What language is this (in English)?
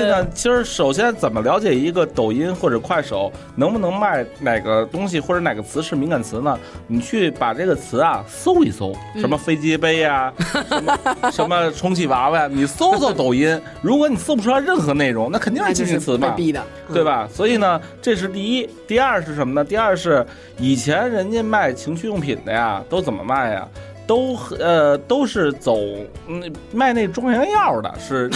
Chinese